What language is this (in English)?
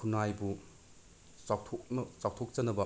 Manipuri